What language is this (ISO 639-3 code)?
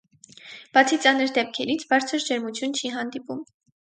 hye